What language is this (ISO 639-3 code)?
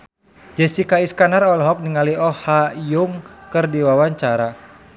sun